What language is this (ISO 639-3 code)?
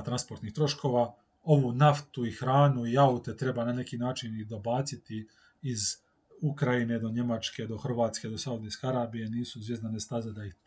hrv